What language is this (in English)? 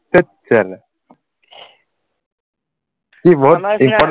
Assamese